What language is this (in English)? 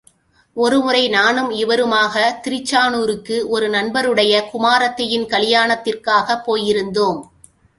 Tamil